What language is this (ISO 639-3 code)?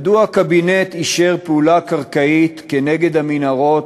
heb